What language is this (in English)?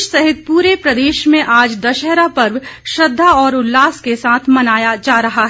Hindi